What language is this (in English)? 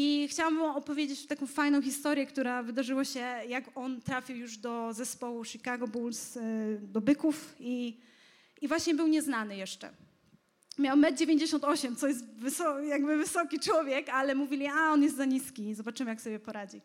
Polish